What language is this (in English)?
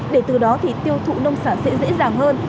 Vietnamese